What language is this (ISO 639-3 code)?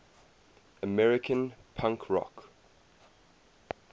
eng